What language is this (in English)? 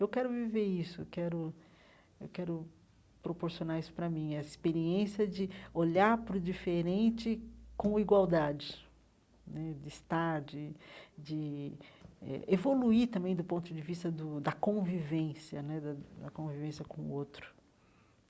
Portuguese